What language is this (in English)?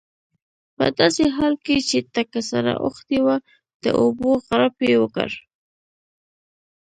Pashto